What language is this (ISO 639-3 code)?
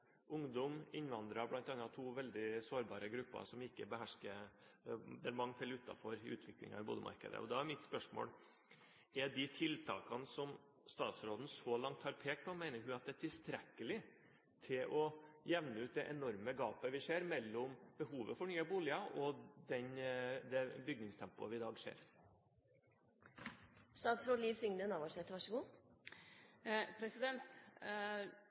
nor